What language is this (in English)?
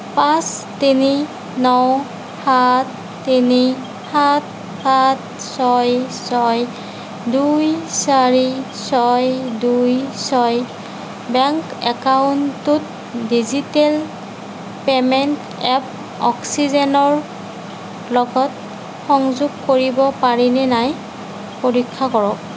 Assamese